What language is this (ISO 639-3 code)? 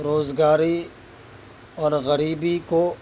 urd